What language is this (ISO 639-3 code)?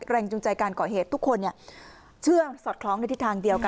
tha